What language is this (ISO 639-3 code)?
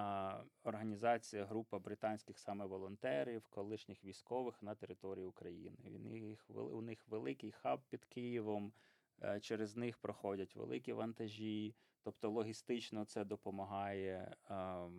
ukr